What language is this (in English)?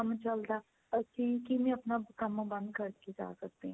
Punjabi